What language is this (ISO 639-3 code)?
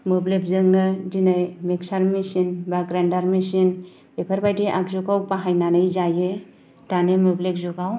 brx